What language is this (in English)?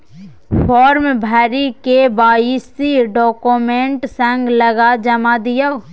Maithili